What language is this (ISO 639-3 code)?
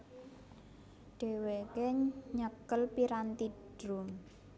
jav